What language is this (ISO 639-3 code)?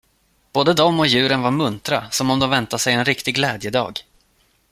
swe